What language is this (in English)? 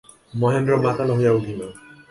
Bangla